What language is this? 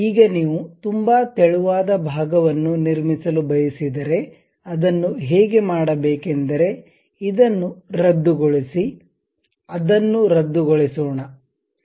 Kannada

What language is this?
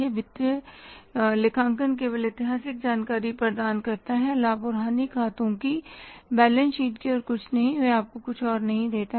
Hindi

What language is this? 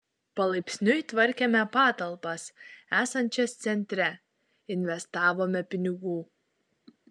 Lithuanian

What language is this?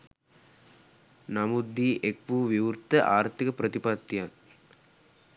Sinhala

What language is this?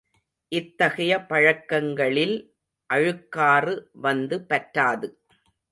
Tamil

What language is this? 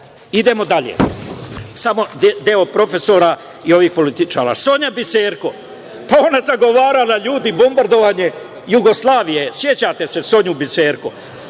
Serbian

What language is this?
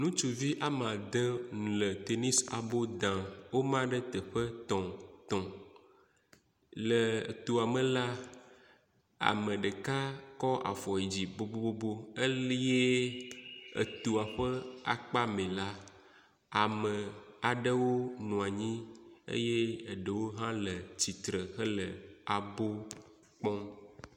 Ewe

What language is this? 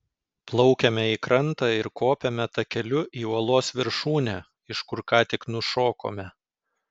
Lithuanian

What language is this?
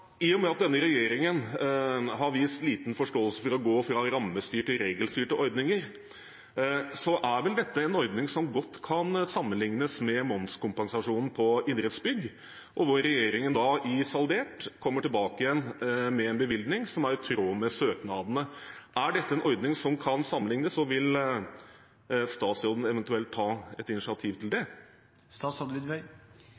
Norwegian Bokmål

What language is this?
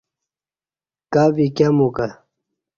Kati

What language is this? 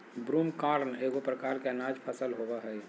Magahi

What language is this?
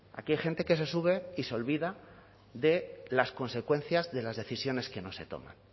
Spanish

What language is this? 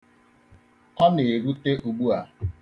Igbo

